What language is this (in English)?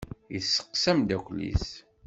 Kabyle